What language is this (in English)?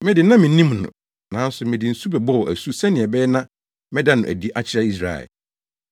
Akan